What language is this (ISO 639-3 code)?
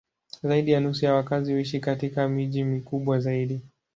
swa